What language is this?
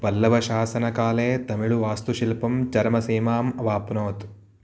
Sanskrit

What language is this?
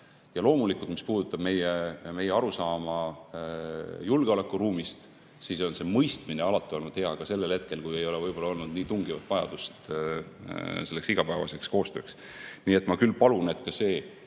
Estonian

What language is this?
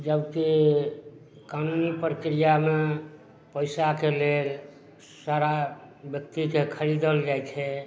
Maithili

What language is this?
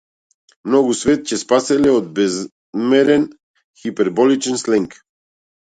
Macedonian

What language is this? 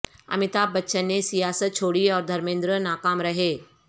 Urdu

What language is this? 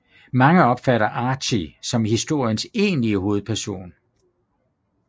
Danish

